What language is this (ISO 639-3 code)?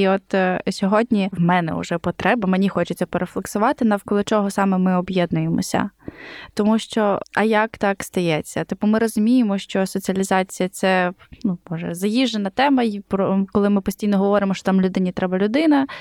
ukr